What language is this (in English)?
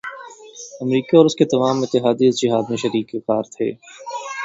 Urdu